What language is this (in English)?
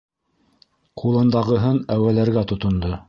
Bashkir